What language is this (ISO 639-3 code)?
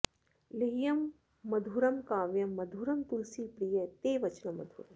san